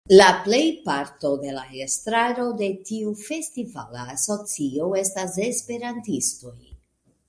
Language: Esperanto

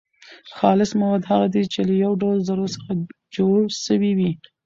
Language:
Pashto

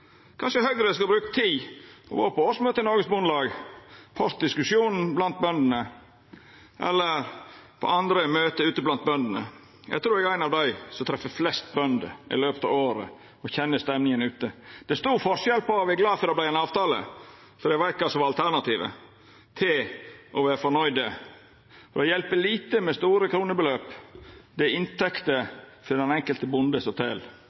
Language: Norwegian Nynorsk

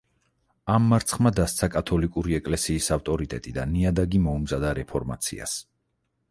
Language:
Georgian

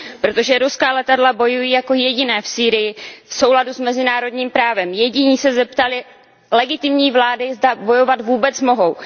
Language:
Czech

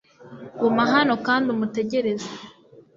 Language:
Kinyarwanda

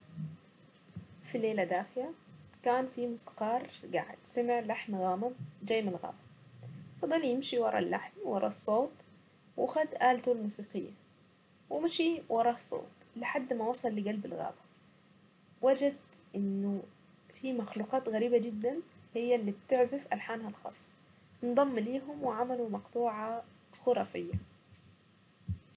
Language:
Saidi Arabic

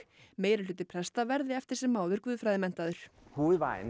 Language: Icelandic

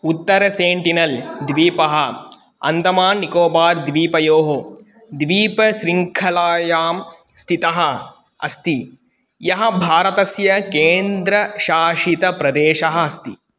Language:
Sanskrit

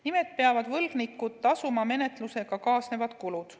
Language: Estonian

